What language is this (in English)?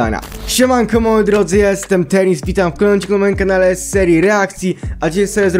Polish